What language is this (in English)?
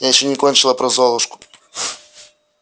Russian